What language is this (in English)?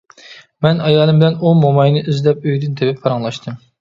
Uyghur